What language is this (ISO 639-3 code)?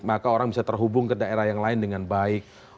ind